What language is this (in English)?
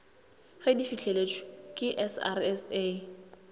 Northern Sotho